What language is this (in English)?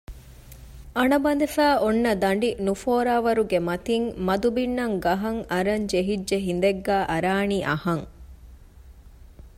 Divehi